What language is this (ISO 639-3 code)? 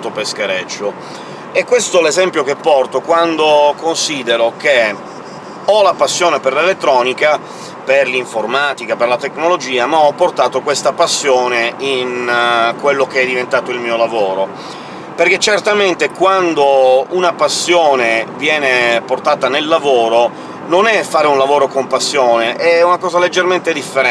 ita